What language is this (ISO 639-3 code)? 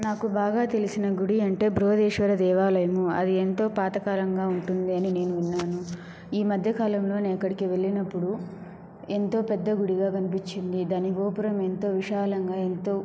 tel